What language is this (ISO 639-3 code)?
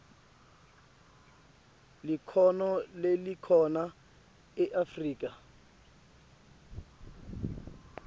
ssw